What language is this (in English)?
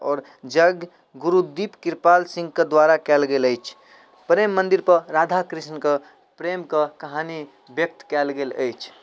Maithili